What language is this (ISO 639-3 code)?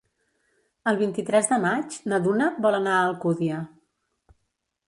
cat